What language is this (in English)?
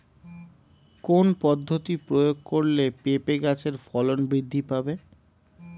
Bangla